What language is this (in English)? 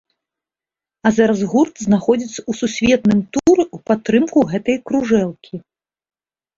Belarusian